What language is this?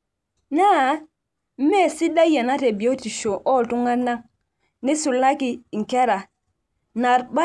Masai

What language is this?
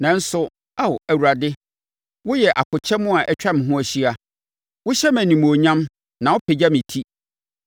Akan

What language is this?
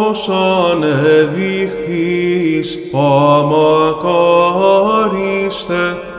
Greek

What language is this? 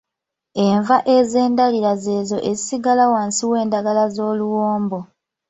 Ganda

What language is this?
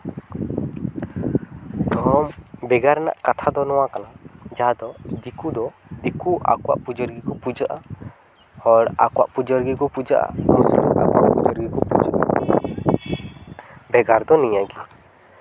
Santali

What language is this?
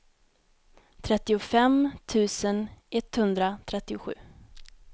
Swedish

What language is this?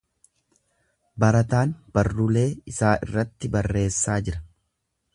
Oromo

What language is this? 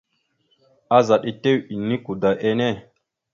Mada (Cameroon)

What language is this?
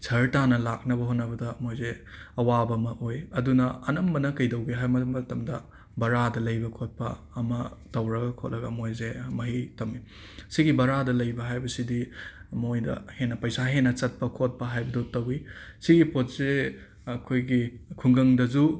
Manipuri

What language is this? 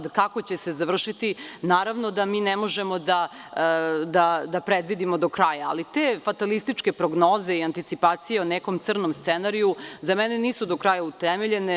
Serbian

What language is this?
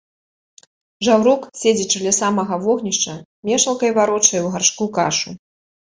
Belarusian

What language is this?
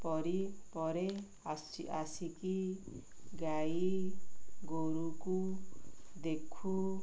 Odia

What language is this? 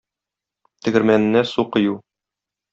Tatar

